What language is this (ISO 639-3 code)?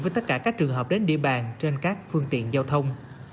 vie